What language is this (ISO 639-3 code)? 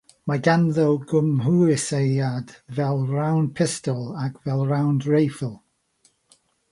cym